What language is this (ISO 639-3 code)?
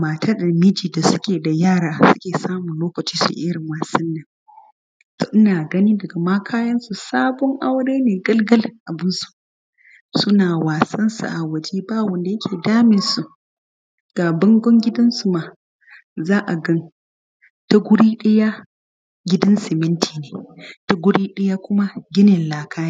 hau